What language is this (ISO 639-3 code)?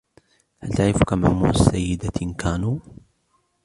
ara